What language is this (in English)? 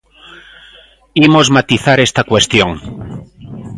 Galician